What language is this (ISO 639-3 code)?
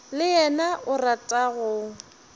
nso